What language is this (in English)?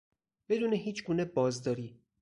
Persian